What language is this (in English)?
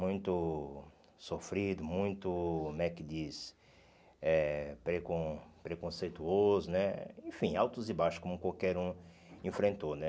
Portuguese